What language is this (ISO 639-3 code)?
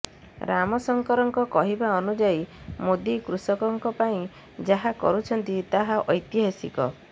ori